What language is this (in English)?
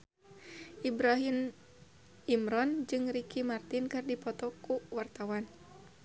Sundanese